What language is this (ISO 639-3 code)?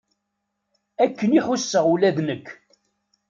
kab